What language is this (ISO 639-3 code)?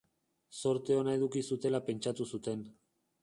eus